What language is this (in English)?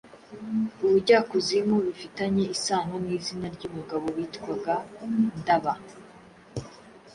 Kinyarwanda